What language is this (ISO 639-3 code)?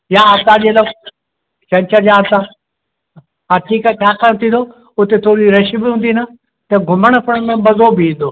snd